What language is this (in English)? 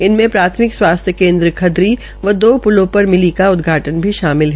Hindi